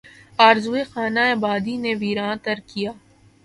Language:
Urdu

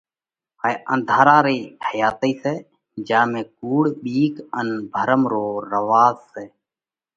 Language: Parkari Koli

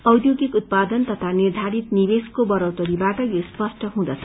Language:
Nepali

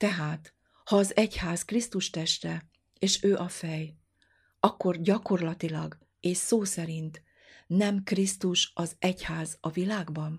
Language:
Hungarian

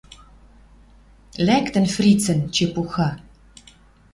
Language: Western Mari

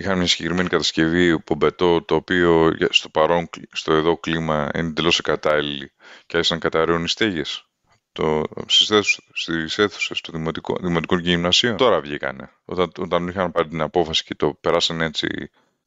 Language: Greek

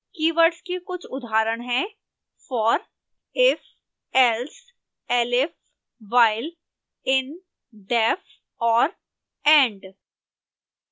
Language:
Hindi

